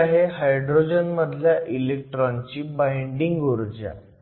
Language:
Marathi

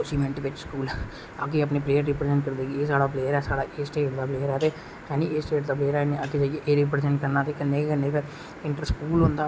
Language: Dogri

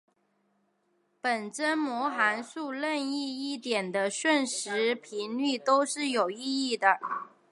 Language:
Chinese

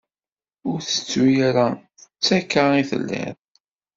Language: Kabyle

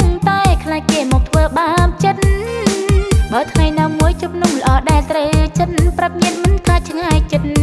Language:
Thai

